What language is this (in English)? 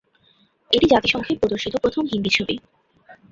Bangla